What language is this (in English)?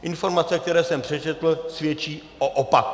Czech